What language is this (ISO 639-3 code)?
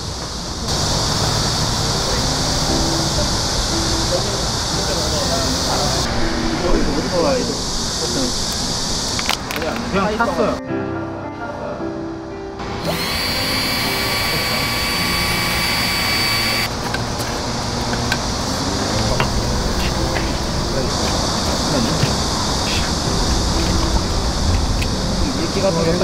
kor